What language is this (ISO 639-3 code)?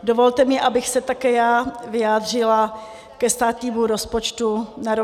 ces